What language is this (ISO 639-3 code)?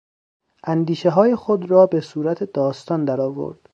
fas